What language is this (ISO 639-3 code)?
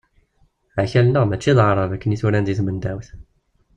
kab